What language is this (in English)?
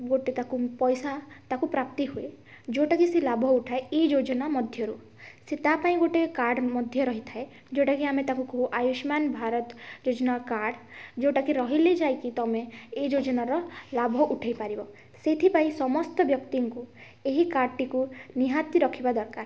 Odia